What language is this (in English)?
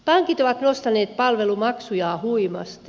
Finnish